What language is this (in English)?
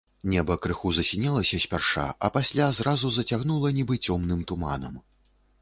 Belarusian